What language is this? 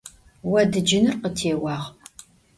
Adyghe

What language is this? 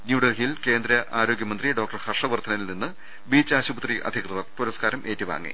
Malayalam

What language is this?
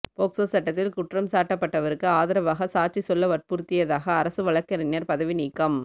Tamil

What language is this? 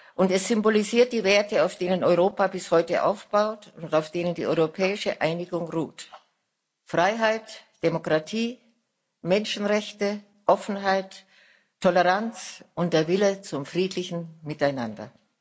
German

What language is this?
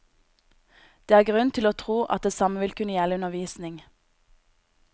Norwegian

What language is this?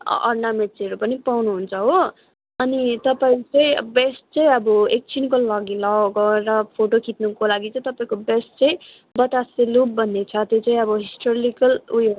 Nepali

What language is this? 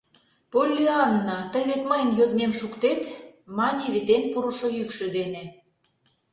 Mari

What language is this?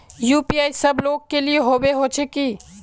Magahi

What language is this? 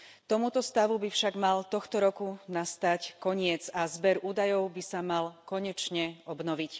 Slovak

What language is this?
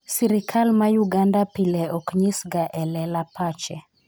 Luo (Kenya and Tanzania)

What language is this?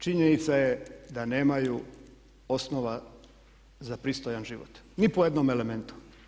Croatian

